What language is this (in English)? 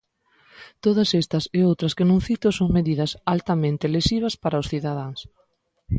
Galician